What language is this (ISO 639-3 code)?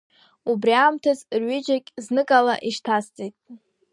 abk